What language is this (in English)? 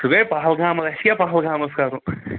Kashmiri